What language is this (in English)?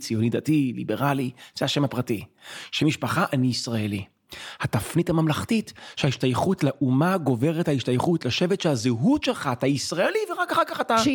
Hebrew